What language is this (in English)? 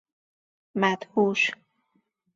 Persian